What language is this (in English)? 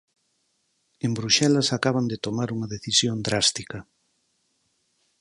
Galician